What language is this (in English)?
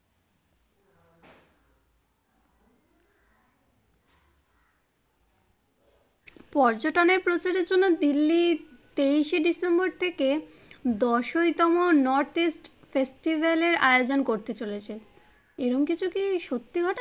Bangla